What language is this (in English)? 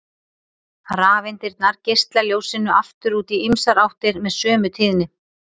Icelandic